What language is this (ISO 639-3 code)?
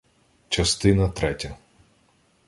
ukr